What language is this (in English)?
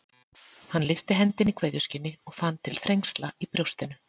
Icelandic